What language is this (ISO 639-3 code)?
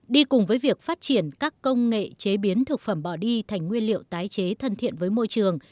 vie